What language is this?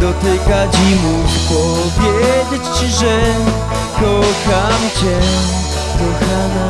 Polish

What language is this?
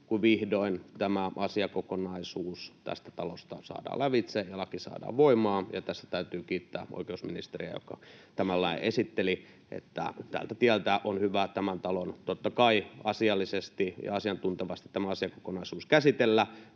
Finnish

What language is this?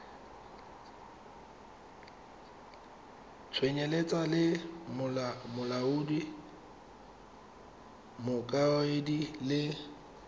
Tswana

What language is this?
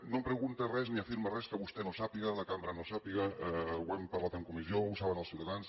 Catalan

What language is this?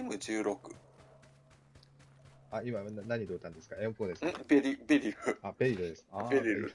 Japanese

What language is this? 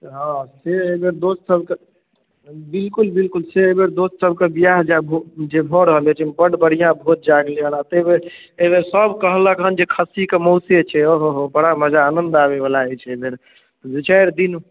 Maithili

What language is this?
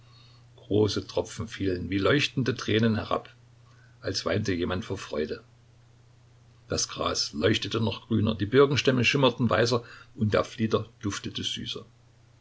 German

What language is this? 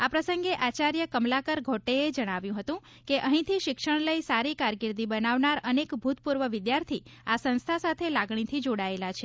Gujarati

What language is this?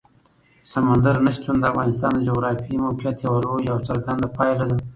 Pashto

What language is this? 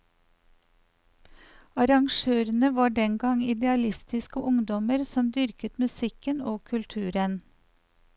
Norwegian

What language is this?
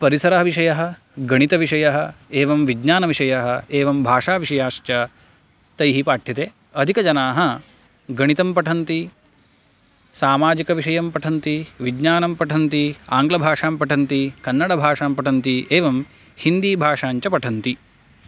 Sanskrit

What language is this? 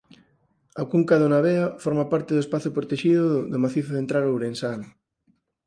Galician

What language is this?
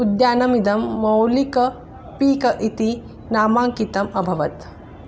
Sanskrit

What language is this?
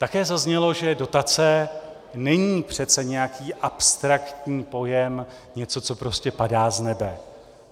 Czech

